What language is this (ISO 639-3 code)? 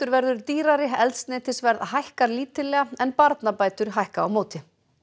isl